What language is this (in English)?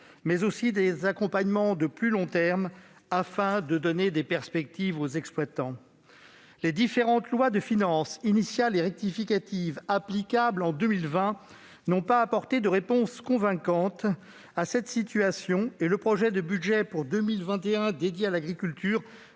French